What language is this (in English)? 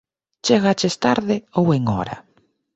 Galician